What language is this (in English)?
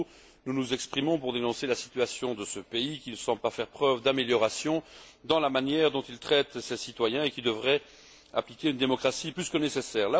French